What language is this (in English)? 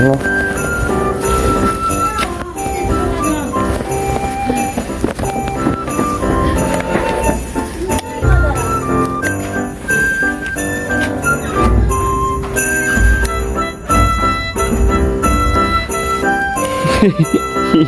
Korean